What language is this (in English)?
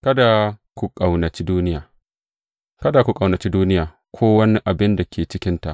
Hausa